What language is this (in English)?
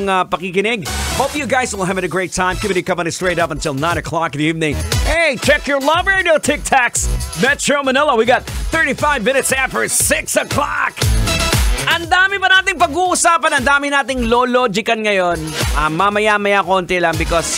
Filipino